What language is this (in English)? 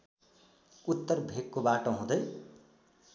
Nepali